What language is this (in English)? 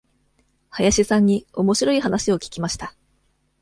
Japanese